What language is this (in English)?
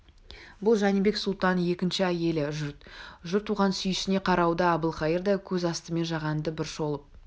Kazakh